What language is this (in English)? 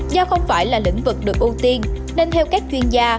Vietnamese